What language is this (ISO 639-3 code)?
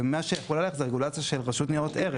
heb